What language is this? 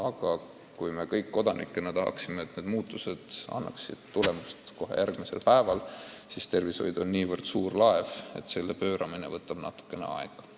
Estonian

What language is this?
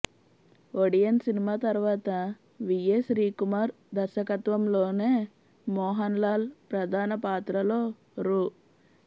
Telugu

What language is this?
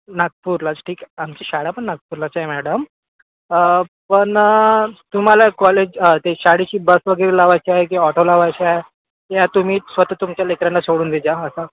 Marathi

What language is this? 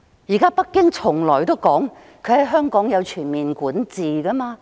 Cantonese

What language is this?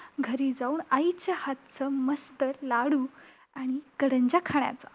Marathi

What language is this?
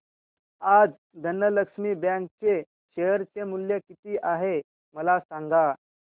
Marathi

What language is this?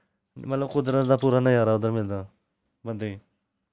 Dogri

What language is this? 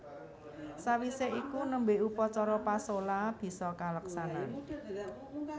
Javanese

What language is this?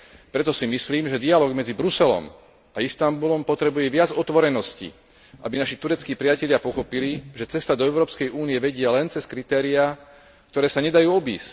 Slovak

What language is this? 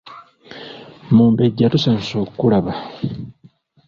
Ganda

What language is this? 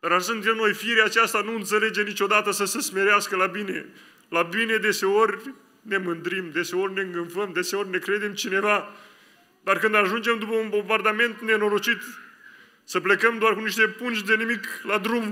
Romanian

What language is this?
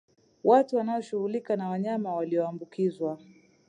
Swahili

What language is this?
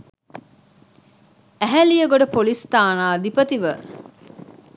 Sinhala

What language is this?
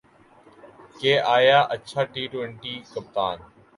Urdu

